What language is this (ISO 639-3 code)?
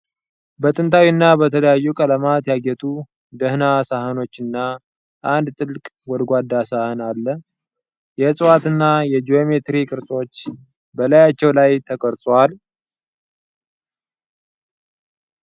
amh